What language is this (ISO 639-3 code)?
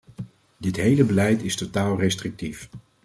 nld